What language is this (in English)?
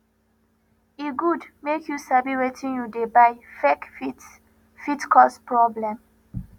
Nigerian Pidgin